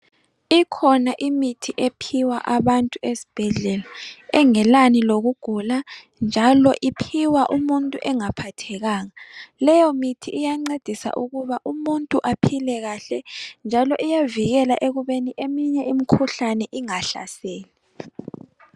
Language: North Ndebele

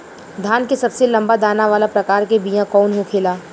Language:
Bhojpuri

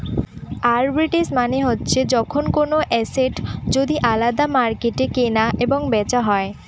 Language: Bangla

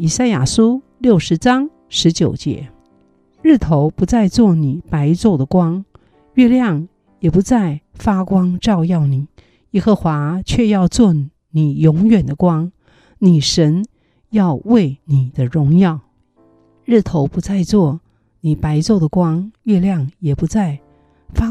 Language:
Chinese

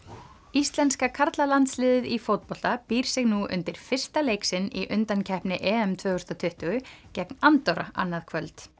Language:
Icelandic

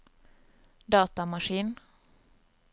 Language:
Norwegian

